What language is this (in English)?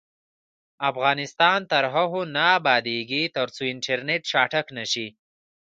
Pashto